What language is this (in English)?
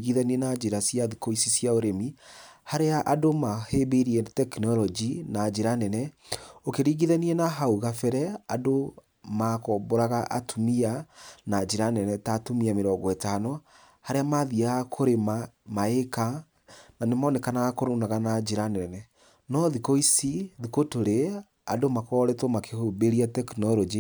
Kikuyu